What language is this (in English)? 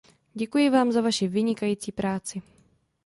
Czech